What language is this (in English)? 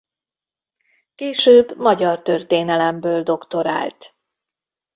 Hungarian